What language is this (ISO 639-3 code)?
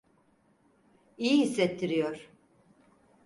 tur